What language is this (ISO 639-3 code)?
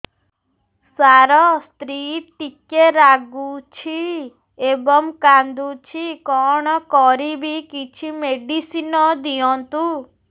ori